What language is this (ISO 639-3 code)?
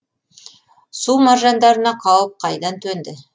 kaz